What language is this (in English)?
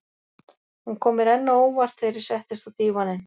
Icelandic